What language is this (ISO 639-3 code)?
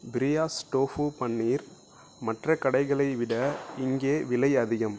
tam